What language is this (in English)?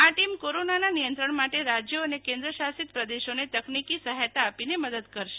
Gujarati